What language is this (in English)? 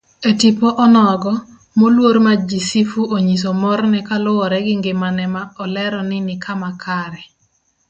Luo (Kenya and Tanzania)